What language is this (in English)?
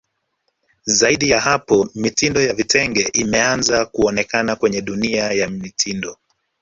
Swahili